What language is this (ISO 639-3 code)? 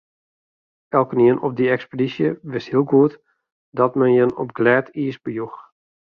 fry